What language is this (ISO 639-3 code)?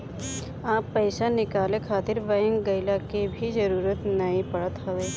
bho